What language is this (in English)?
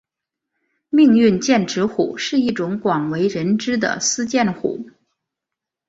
Chinese